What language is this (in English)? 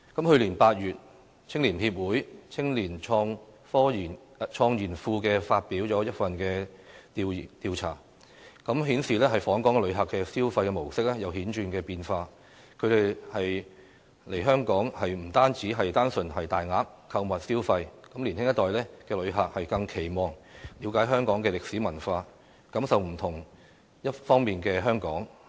Cantonese